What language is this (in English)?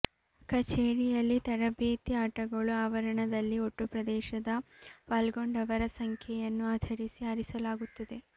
Kannada